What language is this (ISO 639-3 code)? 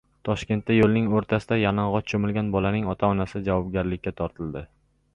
uzb